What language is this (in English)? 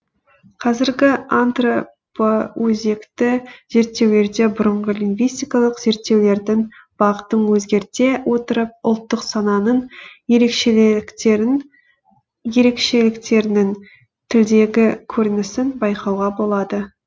Kazakh